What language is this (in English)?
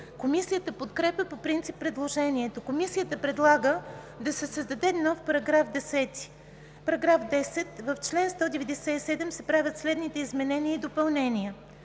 Bulgarian